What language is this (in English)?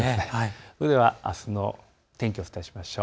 Japanese